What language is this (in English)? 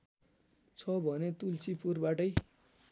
Nepali